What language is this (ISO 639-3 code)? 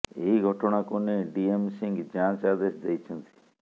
ori